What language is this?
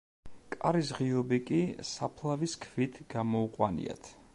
Georgian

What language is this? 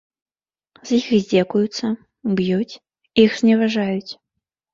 Belarusian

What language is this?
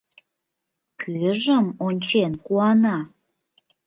Mari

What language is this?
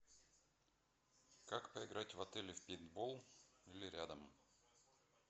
Russian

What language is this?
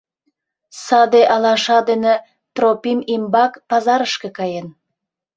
Mari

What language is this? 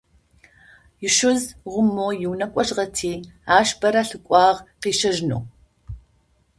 Adyghe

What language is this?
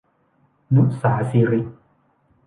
Thai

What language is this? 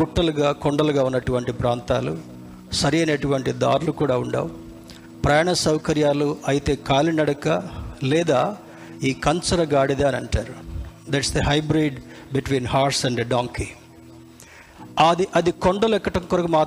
Telugu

